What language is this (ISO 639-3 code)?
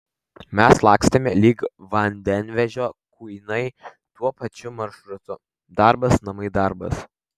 lit